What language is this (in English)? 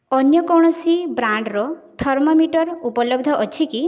Odia